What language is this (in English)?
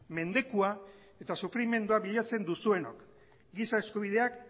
Basque